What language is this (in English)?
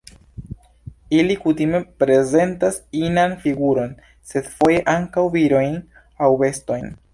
Esperanto